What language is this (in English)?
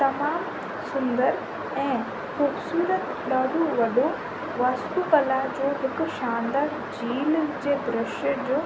Sindhi